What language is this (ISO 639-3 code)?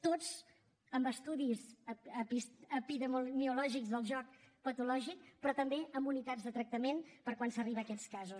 cat